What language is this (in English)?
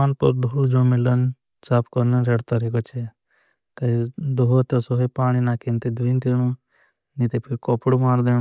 Bhili